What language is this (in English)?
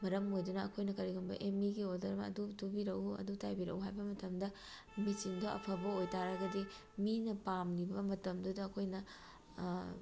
Manipuri